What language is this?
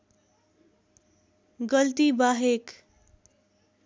Nepali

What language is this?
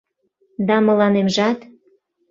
Mari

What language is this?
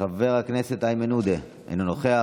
Hebrew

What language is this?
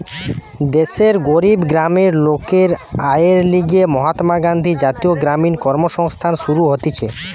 Bangla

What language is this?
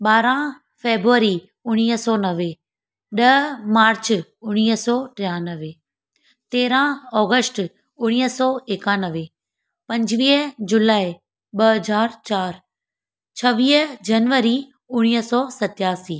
Sindhi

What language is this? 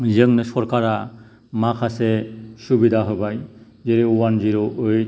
Bodo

